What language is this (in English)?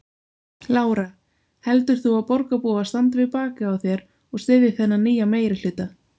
Icelandic